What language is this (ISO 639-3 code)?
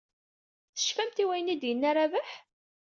kab